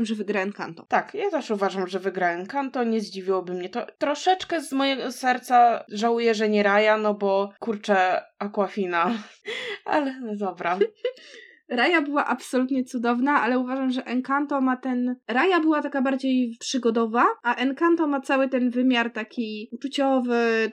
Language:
Polish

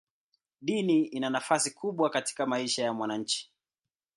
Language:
Swahili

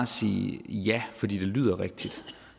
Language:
Danish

